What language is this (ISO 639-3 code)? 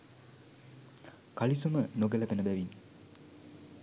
sin